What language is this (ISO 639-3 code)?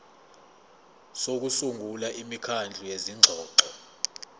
zul